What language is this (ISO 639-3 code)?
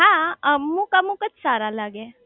guj